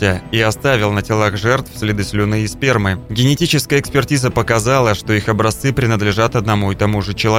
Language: Russian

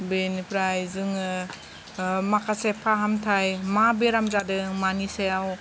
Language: Bodo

